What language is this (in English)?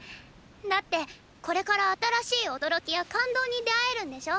Japanese